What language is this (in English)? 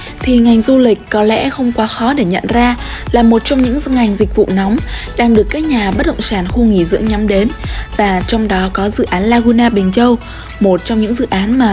Vietnamese